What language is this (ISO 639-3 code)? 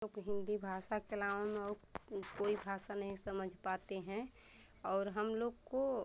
hin